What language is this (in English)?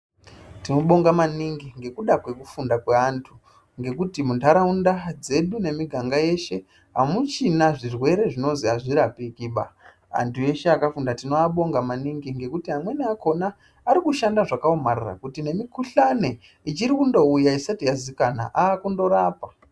Ndau